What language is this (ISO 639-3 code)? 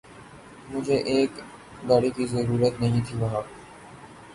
urd